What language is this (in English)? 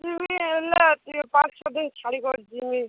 Odia